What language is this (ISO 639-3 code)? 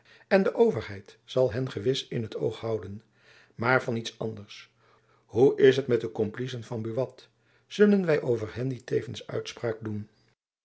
nld